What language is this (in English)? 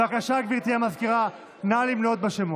Hebrew